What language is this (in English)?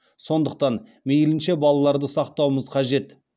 Kazakh